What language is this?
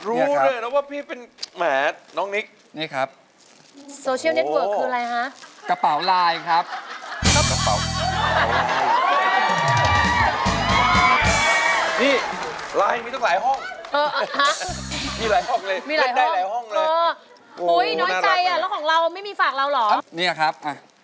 Thai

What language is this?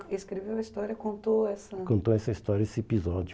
Portuguese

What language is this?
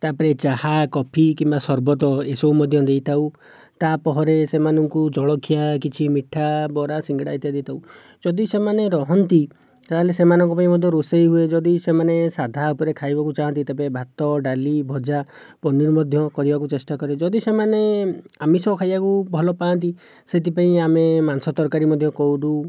Odia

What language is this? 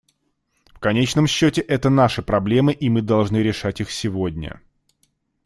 Russian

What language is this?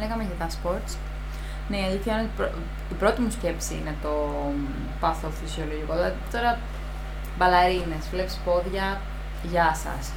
Greek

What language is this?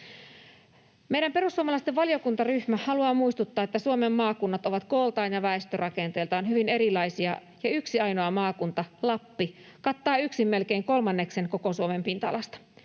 Finnish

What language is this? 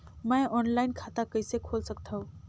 Chhattisgarhi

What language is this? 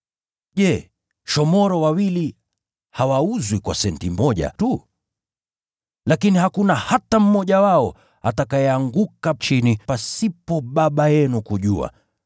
Swahili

